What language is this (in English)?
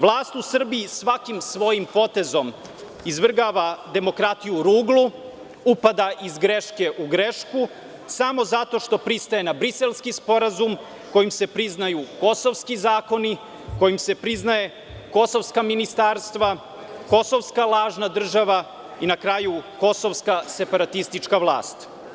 Serbian